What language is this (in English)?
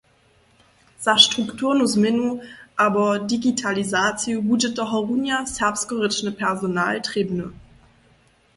Upper Sorbian